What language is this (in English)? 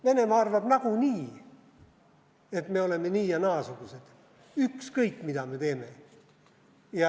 Estonian